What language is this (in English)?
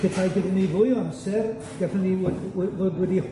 Welsh